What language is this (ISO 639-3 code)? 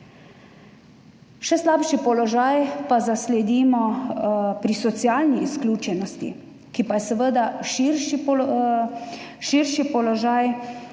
slv